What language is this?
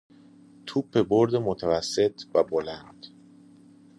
Persian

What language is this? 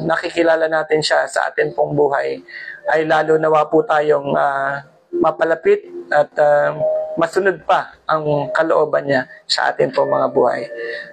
Filipino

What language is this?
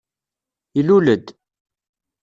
Kabyle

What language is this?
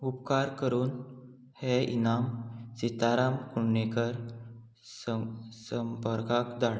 Konkani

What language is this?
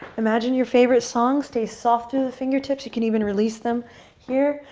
English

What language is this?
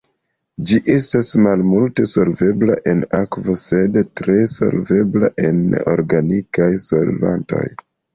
Esperanto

